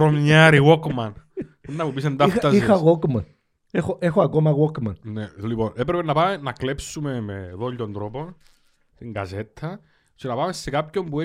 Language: Greek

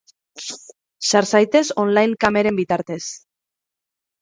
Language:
Basque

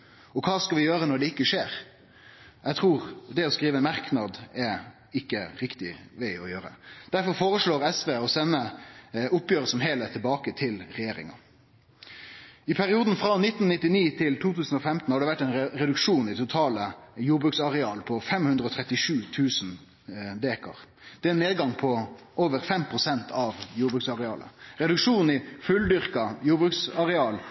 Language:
Norwegian Nynorsk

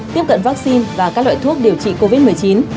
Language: Vietnamese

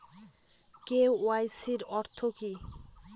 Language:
Bangla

